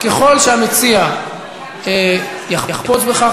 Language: Hebrew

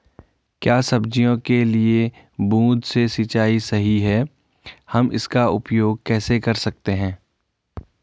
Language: Hindi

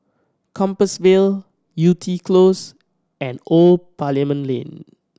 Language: English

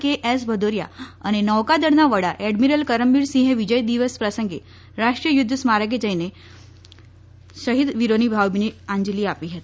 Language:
Gujarati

